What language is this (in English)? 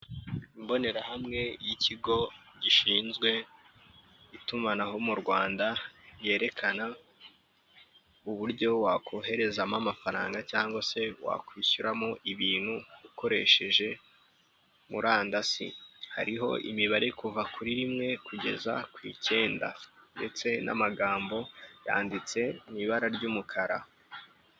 Kinyarwanda